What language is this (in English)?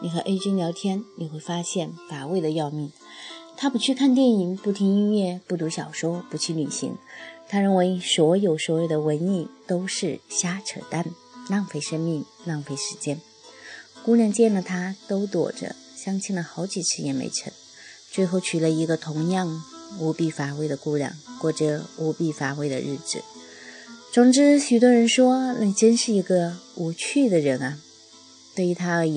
Chinese